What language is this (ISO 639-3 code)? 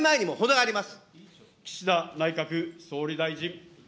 jpn